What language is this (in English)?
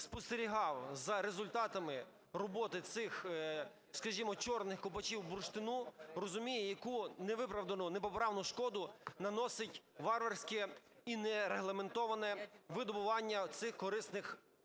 Ukrainian